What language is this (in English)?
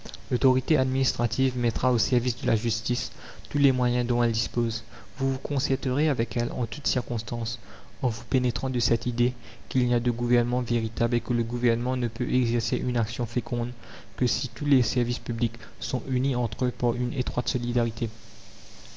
French